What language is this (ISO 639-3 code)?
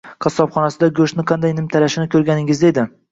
uzb